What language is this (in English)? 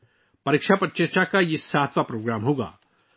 Urdu